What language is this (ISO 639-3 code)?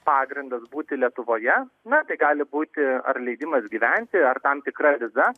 lit